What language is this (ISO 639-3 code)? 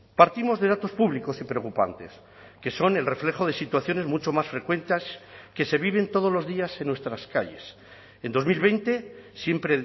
spa